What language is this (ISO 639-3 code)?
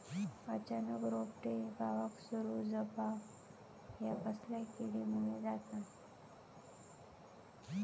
mar